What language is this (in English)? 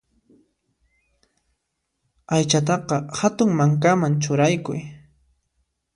Puno Quechua